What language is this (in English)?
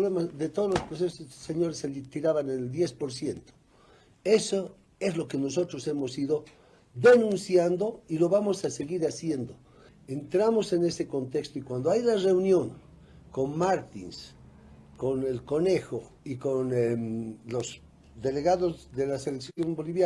Spanish